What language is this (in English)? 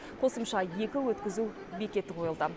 Kazakh